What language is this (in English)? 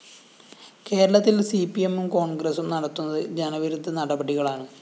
Malayalam